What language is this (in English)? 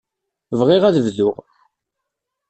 Kabyle